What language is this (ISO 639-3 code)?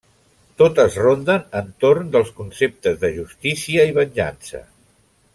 cat